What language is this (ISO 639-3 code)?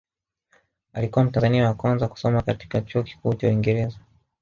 swa